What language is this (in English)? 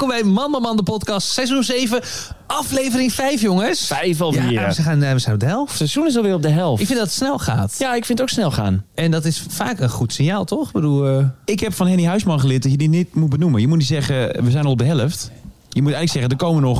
Dutch